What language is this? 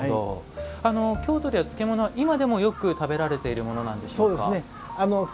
Japanese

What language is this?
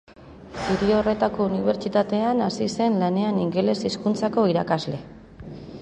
Basque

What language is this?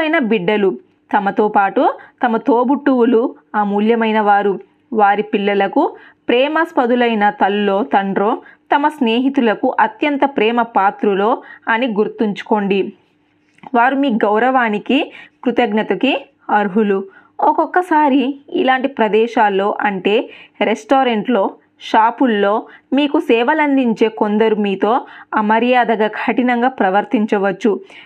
Telugu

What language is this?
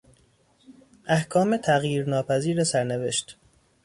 Persian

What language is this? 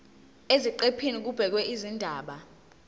Zulu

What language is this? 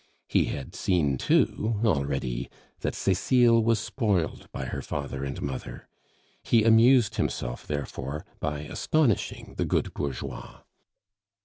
English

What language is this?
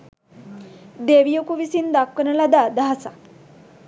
Sinhala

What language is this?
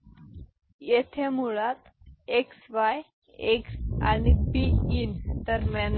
Marathi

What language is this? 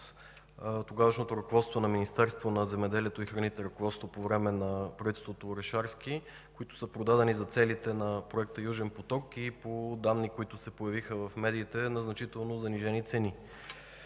Bulgarian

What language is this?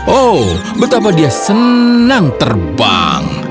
Indonesian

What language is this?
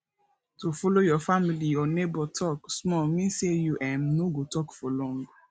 Nigerian Pidgin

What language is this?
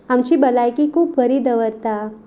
Konkani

